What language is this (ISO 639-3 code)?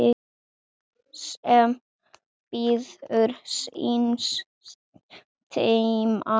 isl